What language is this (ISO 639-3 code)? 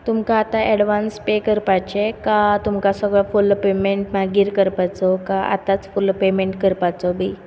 kok